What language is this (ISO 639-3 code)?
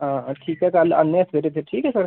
doi